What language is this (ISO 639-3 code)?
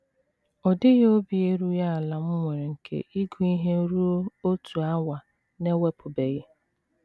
ibo